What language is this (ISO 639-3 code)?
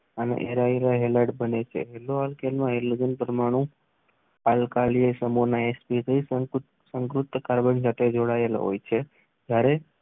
guj